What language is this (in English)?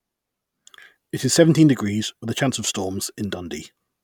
English